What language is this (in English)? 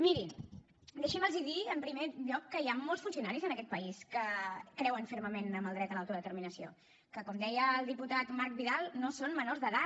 Catalan